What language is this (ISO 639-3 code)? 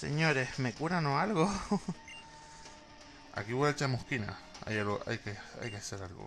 spa